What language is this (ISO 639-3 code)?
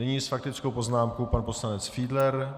ces